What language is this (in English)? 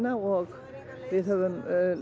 Icelandic